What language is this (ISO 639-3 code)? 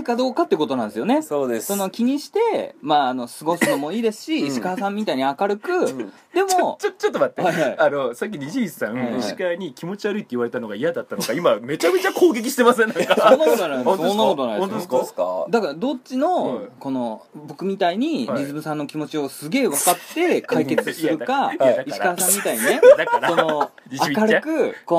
jpn